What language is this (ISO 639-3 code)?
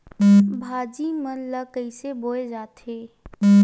hne